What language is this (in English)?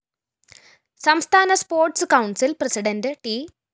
Malayalam